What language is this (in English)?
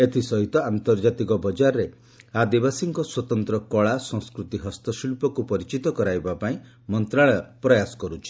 Odia